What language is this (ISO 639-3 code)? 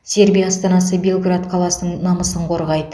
kaz